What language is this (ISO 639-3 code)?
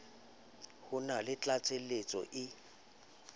sot